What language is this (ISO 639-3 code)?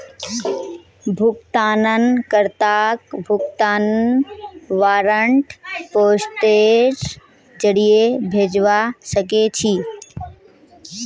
mag